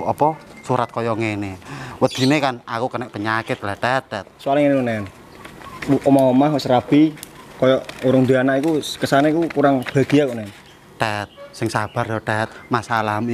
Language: Indonesian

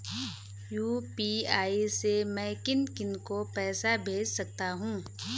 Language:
Hindi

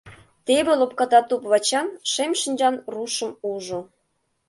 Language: Mari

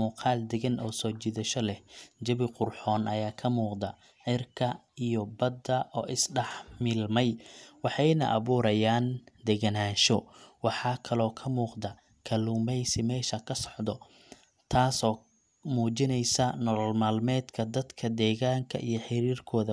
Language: Somali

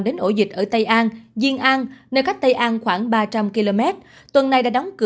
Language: Vietnamese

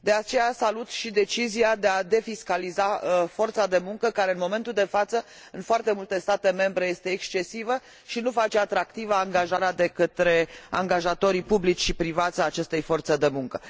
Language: Romanian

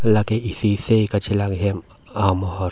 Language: Karbi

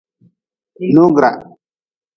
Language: Nawdm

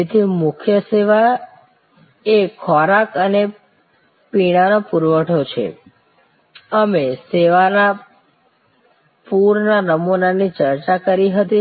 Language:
Gujarati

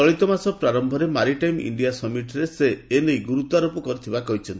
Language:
Odia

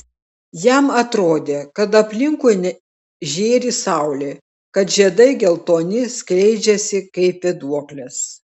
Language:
Lithuanian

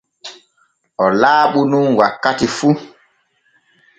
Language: Borgu Fulfulde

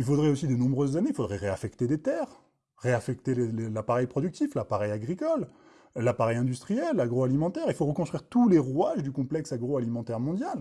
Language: French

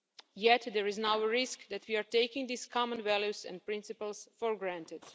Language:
English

